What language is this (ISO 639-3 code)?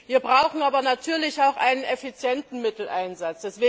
deu